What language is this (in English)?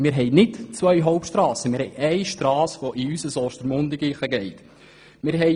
Swiss German